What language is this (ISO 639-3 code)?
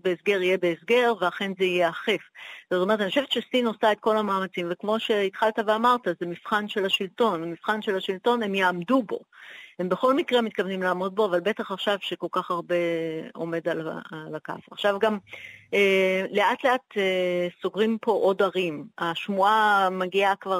heb